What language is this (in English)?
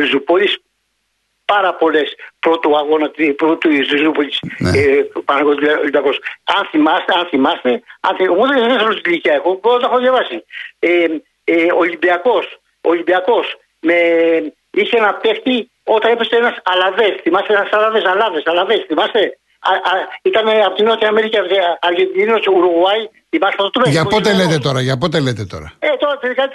Greek